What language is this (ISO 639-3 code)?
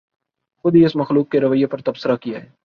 urd